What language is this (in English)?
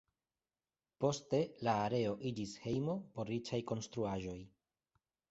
Esperanto